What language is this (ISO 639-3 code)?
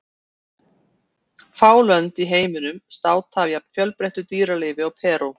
isl